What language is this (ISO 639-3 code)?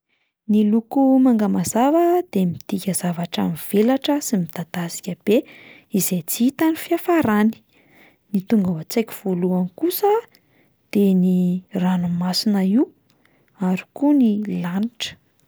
mlg